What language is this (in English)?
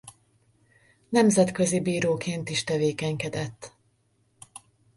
Hungarian